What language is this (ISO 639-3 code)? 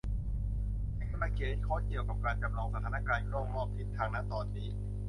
tha